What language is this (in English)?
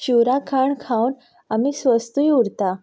Konkani